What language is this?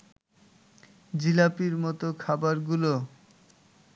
Bangla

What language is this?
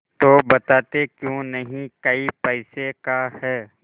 Hindi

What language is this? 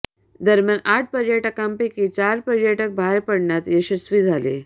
Marathi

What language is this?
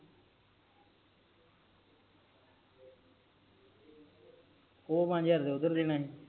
Punjabi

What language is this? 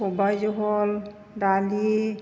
Bodo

